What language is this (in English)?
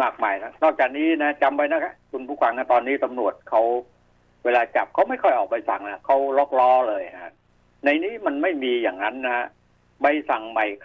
Thai